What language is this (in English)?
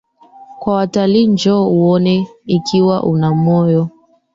Swahili